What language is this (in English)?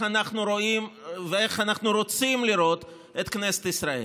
Hebrew